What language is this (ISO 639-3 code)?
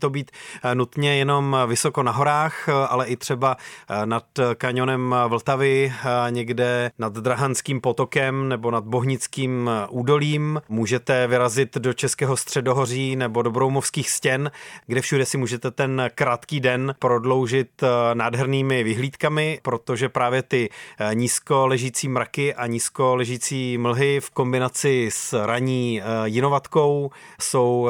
ces